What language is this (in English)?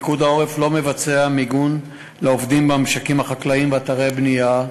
Hebrew